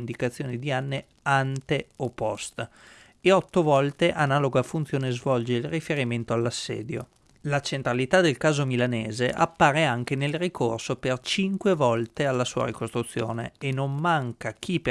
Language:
Italian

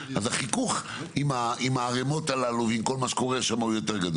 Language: Hebrew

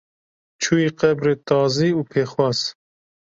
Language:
Kurdish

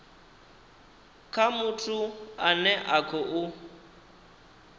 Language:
Venda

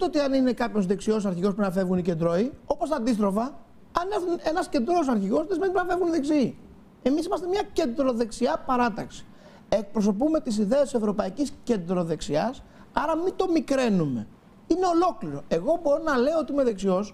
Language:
Greek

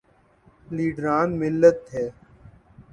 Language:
Urdu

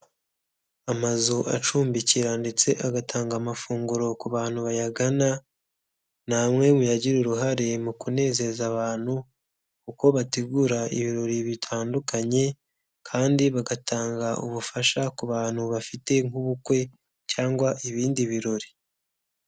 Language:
Kinyarwanda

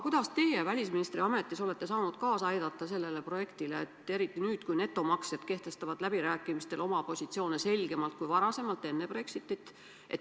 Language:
Estonian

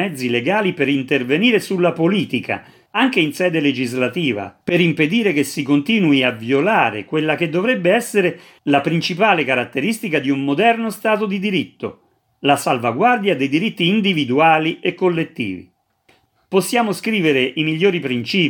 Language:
Italian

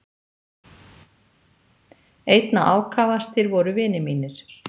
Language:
Icelandic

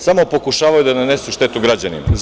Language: Serbian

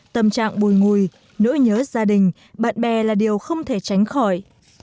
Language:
Vietnamese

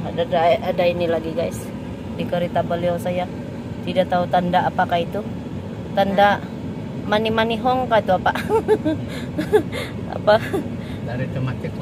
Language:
Indonesian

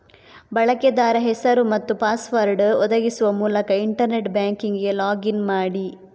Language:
Kannada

